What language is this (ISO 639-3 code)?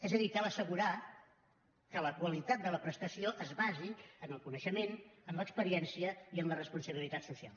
cat